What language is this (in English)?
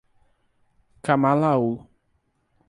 Portuguese